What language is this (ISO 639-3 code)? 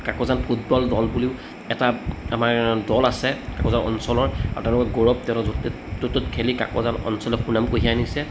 asm